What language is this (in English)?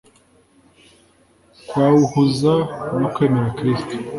Kinyarwanda